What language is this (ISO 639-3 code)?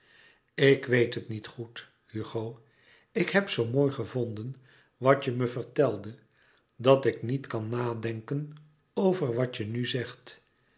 nld